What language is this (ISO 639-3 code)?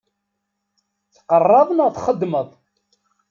kab